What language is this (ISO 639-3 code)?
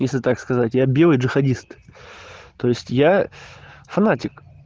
rus